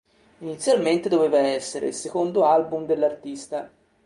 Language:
Italian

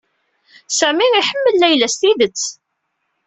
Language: Kabyle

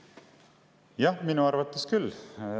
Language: Estonian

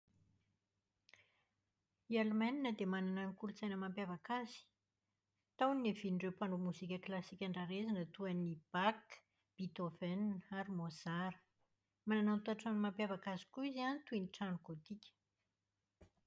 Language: Malagasy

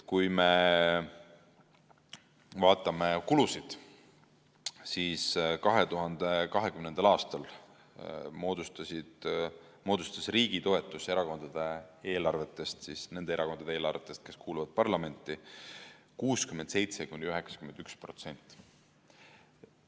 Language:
Estonian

